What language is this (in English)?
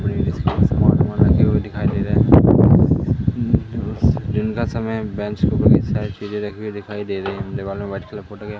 Hindi